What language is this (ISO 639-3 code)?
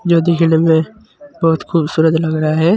hin